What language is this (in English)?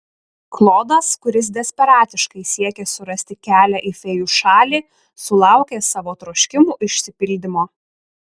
Lithuanian